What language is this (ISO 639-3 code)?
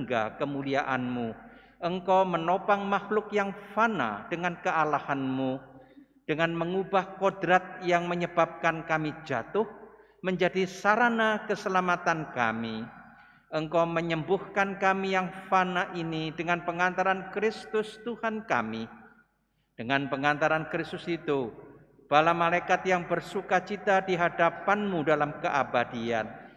ind